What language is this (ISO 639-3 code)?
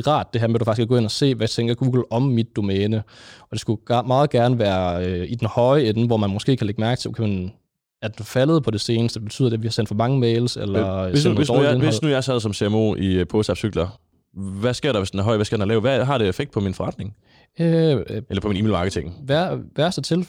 dan